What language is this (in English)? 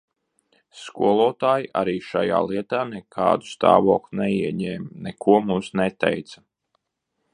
Latvian